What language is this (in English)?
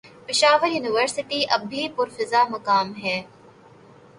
Urdu